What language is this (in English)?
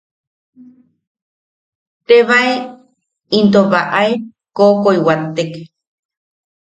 Yaqui